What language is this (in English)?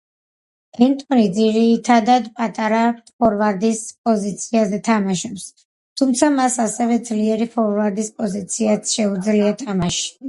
Georgian